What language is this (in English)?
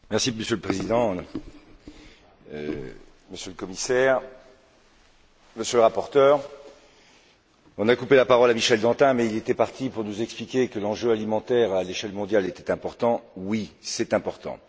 French